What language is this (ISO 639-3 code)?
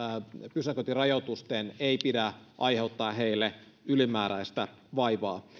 fin